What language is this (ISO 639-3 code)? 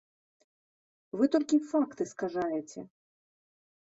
bel